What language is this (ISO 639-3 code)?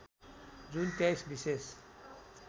nep